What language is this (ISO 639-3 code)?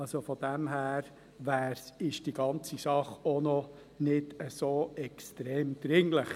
gsw